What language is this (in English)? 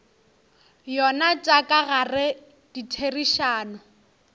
Northern Sotho